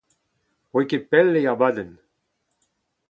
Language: Breton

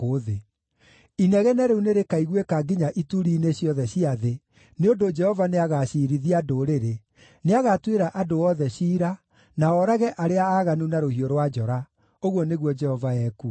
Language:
Kikuyu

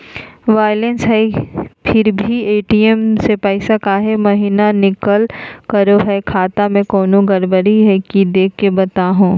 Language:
Magahi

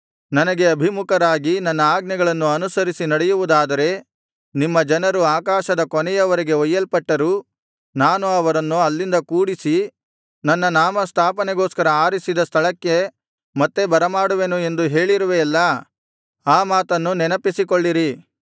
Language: Kannada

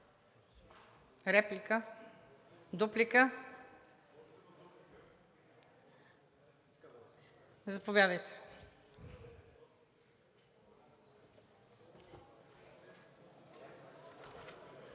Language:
Bulgarian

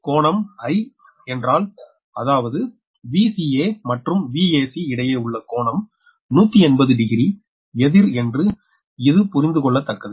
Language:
Tamil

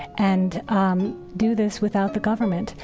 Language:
English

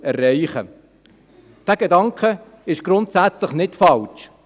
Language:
Swiss German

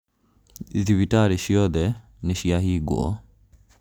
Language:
Kikuyu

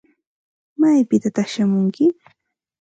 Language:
Santa Ana de Tusi Pasco Quechua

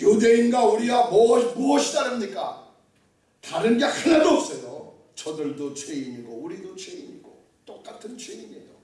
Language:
Korean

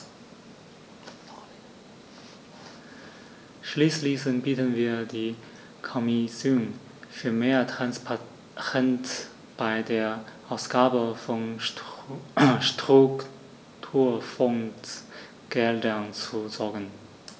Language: German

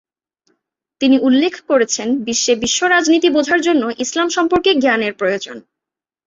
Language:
Bangla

